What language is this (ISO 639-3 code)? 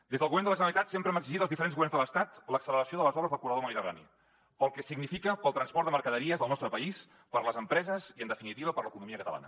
cat